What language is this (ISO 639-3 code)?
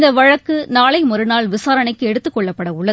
tam